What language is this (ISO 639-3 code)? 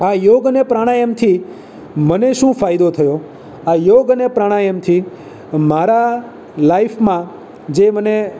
guj